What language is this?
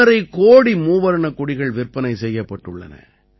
Tamil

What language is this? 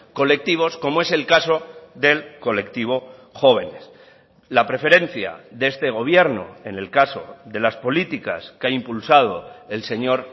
Spanish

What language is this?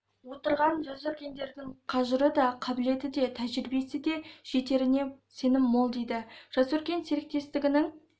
Kazakh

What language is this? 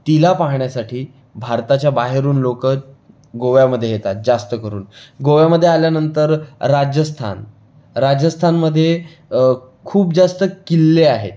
Marathi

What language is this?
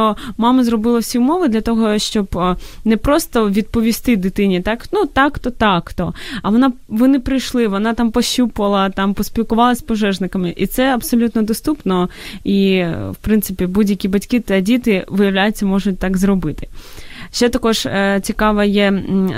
Ukrainian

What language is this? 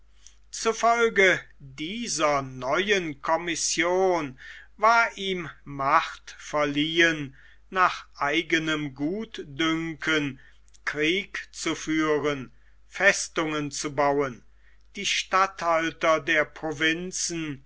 German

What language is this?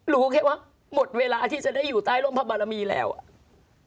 Thai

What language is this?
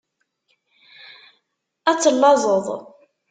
Kabyle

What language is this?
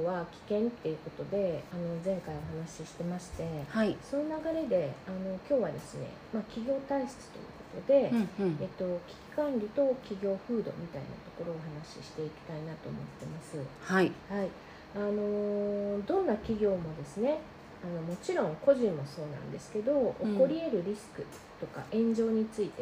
Japanese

